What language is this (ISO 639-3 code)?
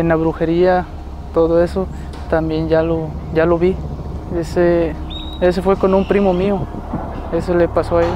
spa